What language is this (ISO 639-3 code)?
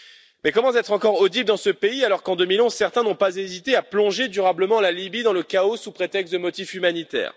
fra